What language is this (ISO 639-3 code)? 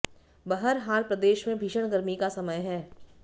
hin